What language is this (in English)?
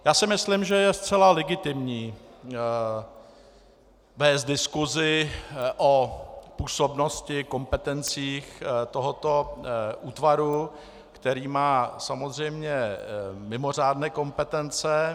Czech